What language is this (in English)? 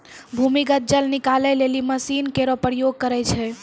Maithili